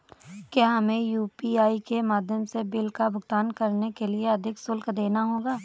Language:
Hindi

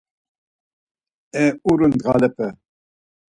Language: Laz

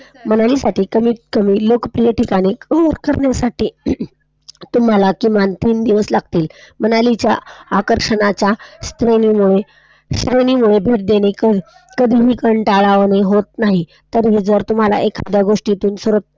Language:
Marathi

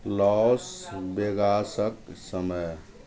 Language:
Maithili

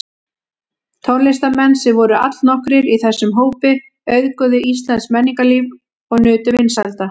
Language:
Icelandic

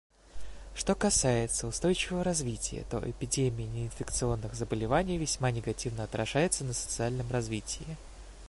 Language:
Russian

